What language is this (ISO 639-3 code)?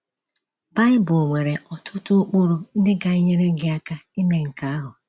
ibo